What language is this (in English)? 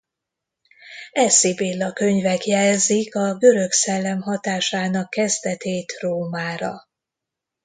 Hungarian